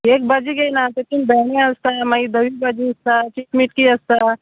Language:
Konkani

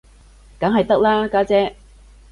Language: Cantonese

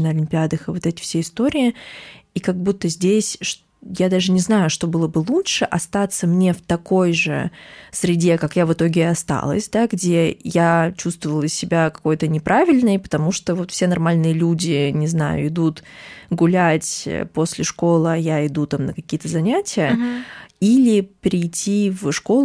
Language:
Russian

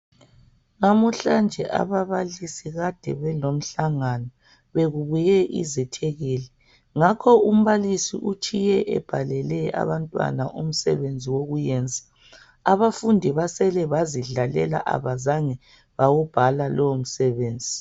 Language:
North Ndebele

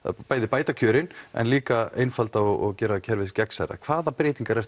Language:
Icelandic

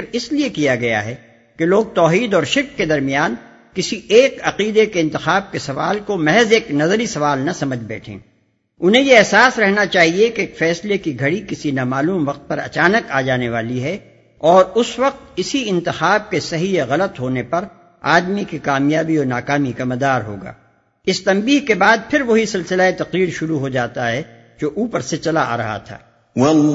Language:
Urdu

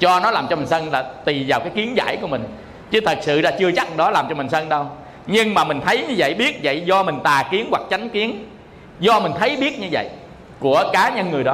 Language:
Vietnamese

